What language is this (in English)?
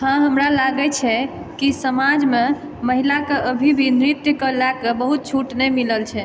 Maithili